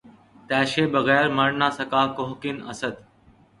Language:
Urdu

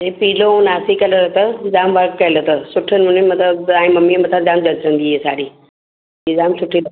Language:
Sindhi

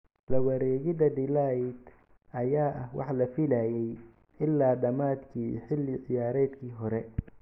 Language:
Somali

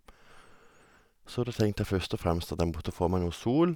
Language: Norwegian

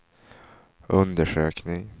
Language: Swedish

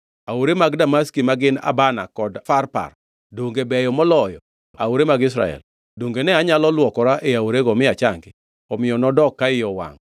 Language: Luo (Kenya and Tanzania)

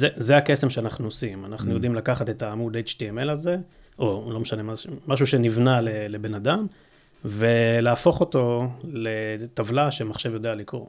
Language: Hebrew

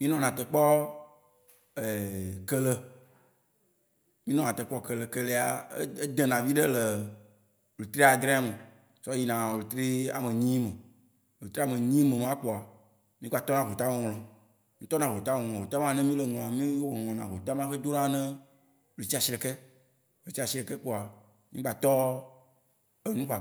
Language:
Waci Gbe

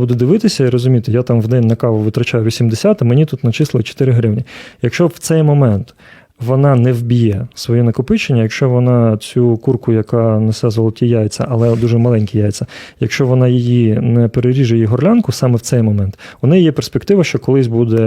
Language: Ukrainian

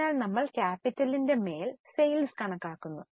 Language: Malayalam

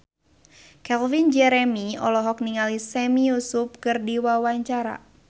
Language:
Sundanese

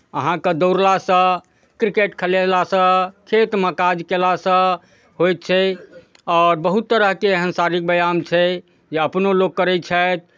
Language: Maithili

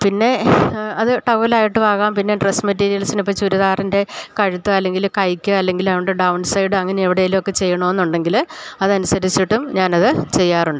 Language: Malayalam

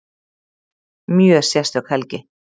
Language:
Icelandic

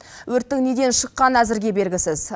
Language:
Kazakh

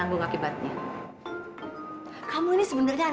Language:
Indonesian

